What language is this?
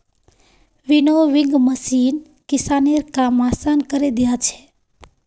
Magahi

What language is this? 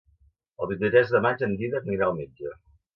Catalan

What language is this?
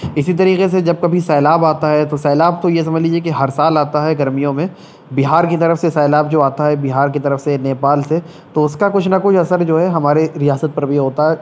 Urdu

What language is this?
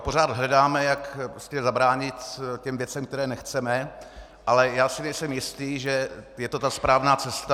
Czech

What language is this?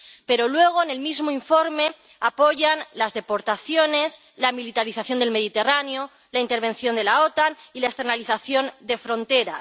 Spanish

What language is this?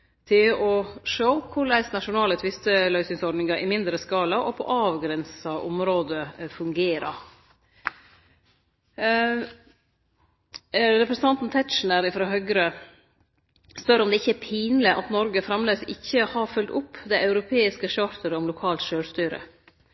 Norwegian Nynorsk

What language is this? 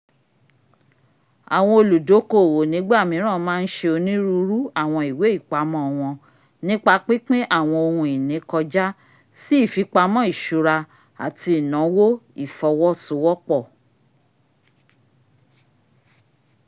Yoruba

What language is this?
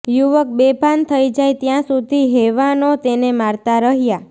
Gujarati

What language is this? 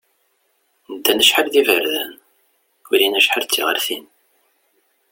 Kabyle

